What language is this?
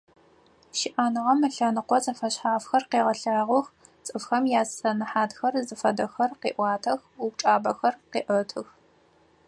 Adyghe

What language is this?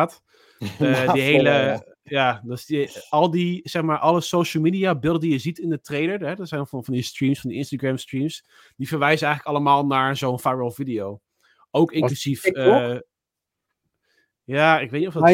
Dutch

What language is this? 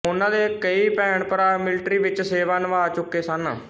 Punjabi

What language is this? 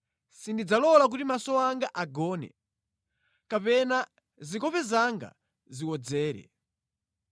Nyanja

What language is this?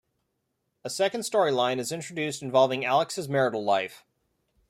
English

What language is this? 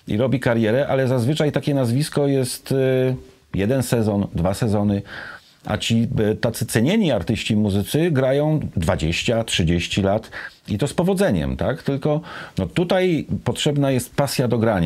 Polish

